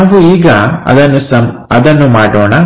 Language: Kannada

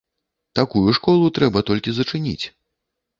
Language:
Belarusian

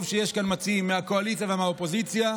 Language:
Hebrew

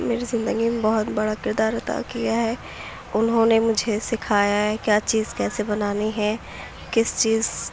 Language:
Urdu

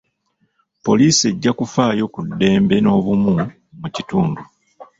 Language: Ganda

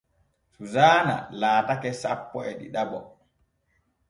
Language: Borgu Fulfulde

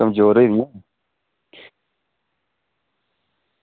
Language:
Dogri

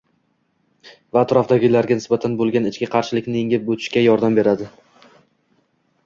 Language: Uzbek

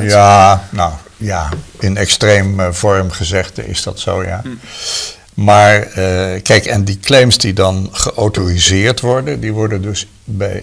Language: Dutch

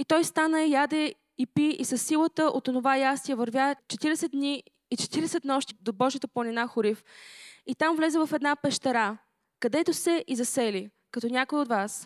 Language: Bulgarian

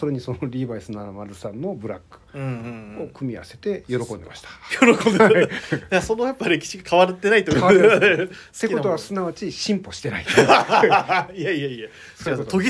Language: Japanese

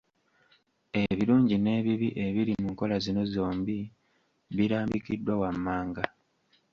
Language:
Ganda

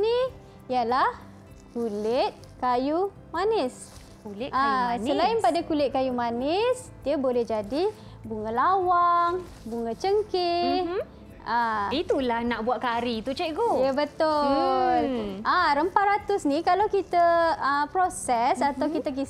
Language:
Malay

